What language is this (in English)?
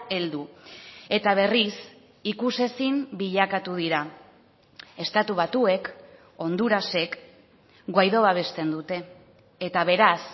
Basque